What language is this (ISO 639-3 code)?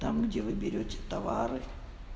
rus